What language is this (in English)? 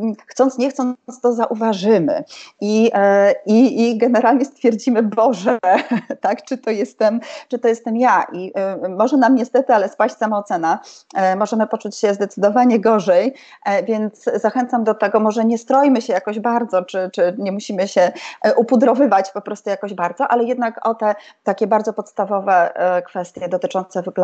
Polish